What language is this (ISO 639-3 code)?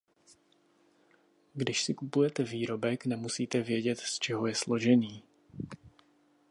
ces